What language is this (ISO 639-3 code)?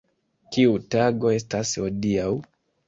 epo